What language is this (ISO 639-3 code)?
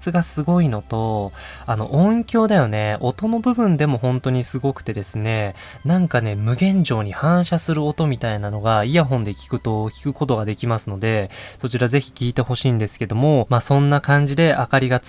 jpn